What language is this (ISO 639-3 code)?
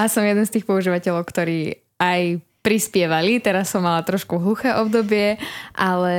slk